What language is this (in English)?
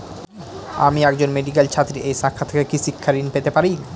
Bangla